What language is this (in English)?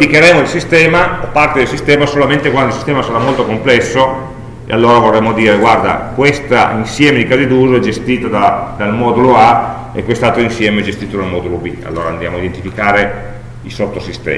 Italian